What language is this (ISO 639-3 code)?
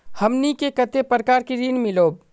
mag